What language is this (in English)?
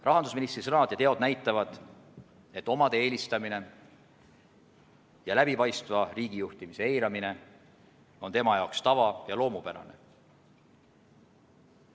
Estonian